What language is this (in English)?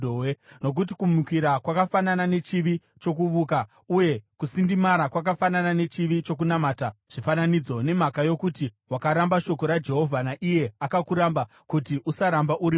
Shona